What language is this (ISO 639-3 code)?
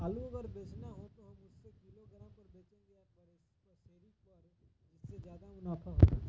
mag